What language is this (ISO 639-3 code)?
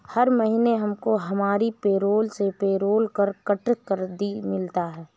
hin